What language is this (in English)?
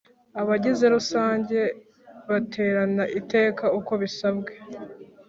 Kinyarwanda